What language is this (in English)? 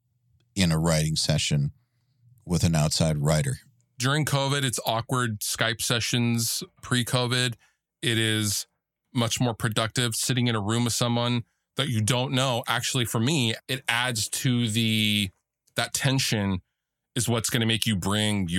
English